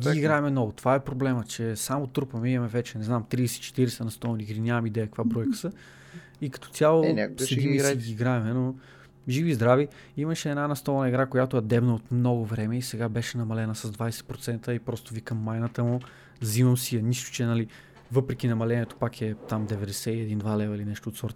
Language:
Bulgarian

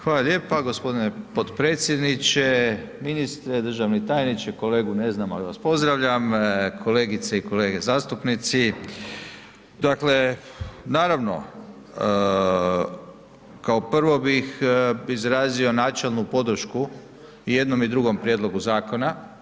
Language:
Croatian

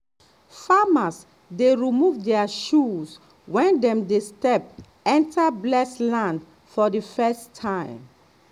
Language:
Nigerian Pidgin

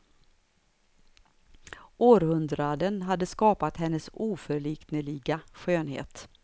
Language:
Swedish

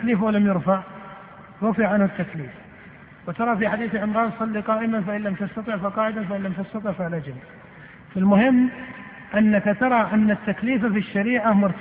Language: Arabic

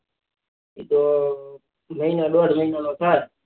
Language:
Gujarati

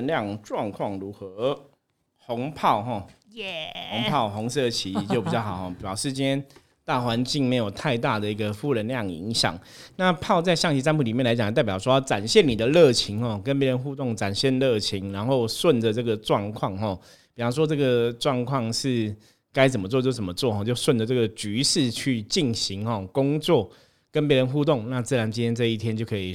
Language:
Chinese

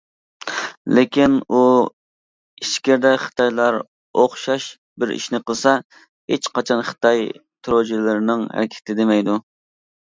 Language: Uyghur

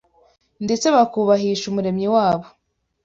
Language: Kinyarwanda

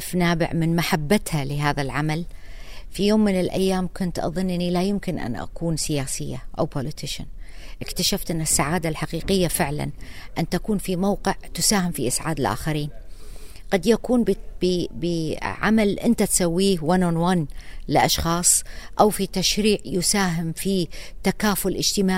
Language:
Arabic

